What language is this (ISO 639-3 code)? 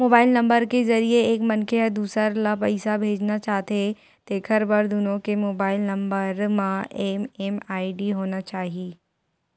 hne